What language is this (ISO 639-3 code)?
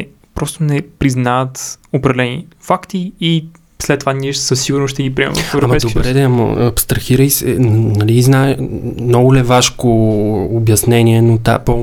bul